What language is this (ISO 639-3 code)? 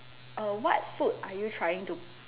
eng